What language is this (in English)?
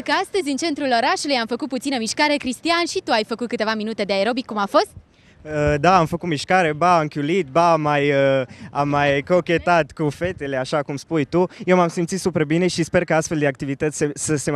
Romanian